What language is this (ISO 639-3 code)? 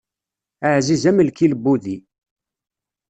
kab